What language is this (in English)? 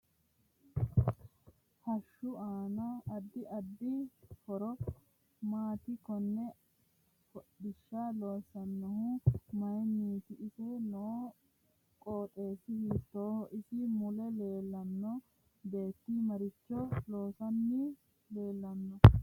Sidamo